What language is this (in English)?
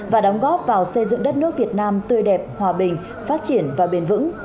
Vietnamese